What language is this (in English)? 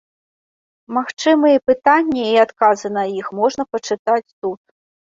Belarusian